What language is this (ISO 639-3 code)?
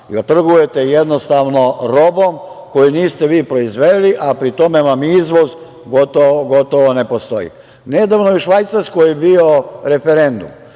srp